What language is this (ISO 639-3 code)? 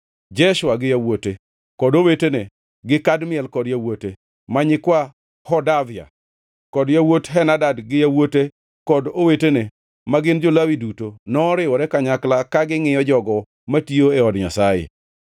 luo